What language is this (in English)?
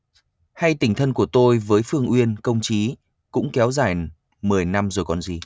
Vietnamese